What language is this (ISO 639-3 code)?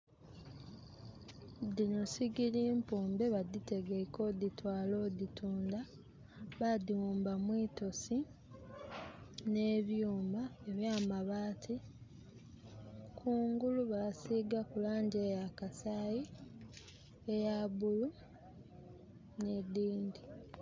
xog